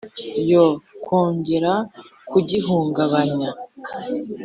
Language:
Kinyarwanda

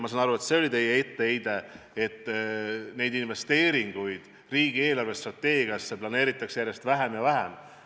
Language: Estonian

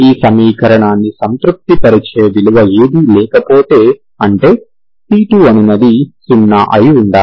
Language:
Telugu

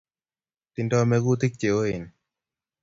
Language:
Kalenjin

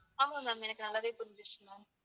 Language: Tamil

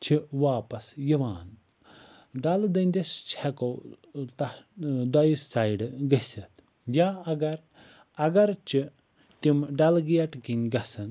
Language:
Kashmiri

